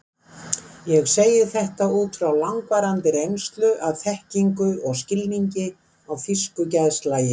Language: Icelandic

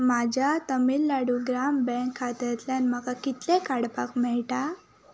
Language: Konkani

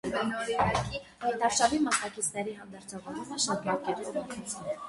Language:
Armenian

